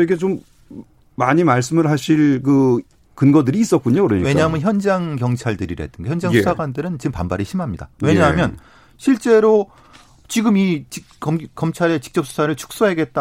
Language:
Korean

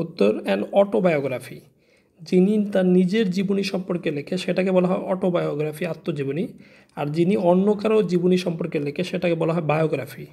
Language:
Hindi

